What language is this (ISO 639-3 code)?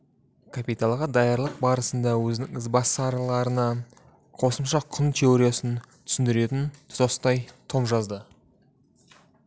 kaz